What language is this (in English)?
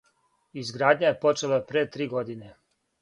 Serbian